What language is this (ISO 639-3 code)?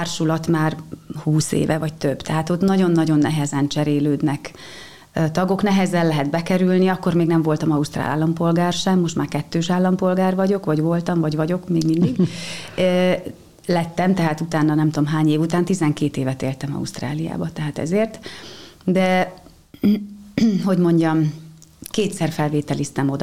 hun